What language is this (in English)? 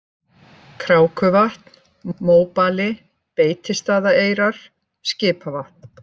Icelandic